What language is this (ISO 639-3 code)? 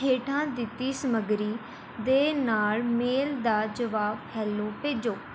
pan